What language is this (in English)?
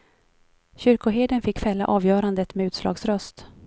Swedish